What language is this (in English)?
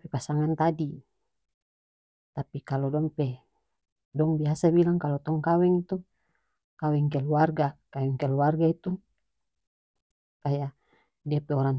North Moluccan Malay